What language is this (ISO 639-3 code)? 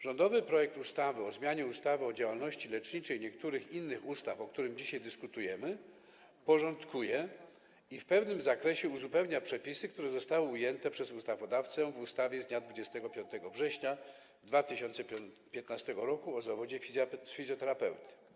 pol